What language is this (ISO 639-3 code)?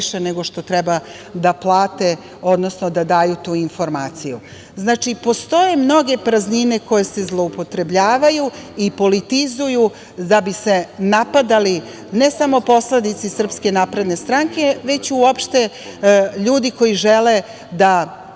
srp